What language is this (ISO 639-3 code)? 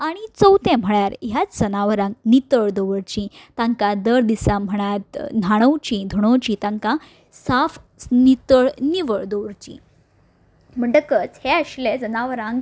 kok